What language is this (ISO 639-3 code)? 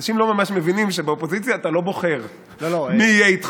heb